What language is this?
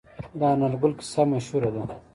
Pashto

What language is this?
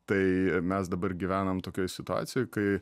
Lithuanian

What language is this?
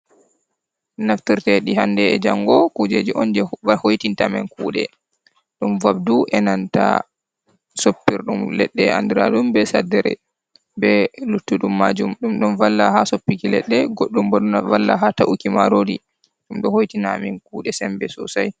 Fula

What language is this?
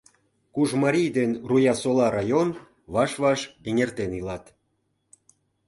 Mari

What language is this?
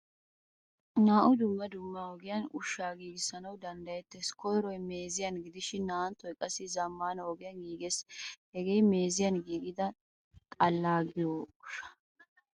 Wolaytta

